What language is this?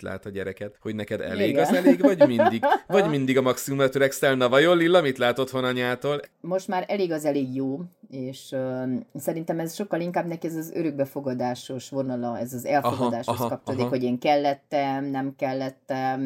Hungarian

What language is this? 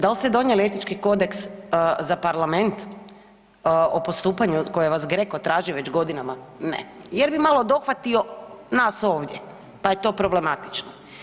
Croatian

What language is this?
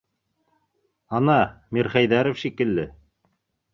Bashkir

